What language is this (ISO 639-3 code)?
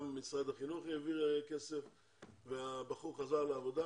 heb